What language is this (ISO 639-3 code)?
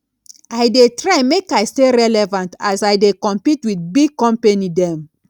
pcm